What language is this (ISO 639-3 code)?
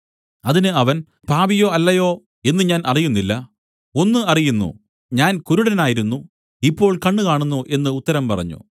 mal